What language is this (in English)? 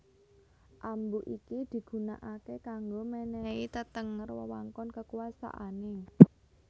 Javanese